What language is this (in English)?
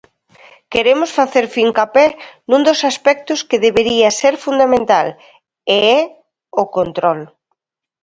Galician